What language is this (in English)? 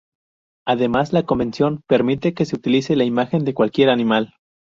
Spanish